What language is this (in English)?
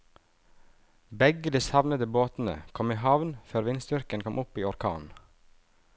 Norwegian